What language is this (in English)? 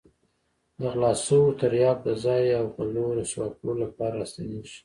Pashto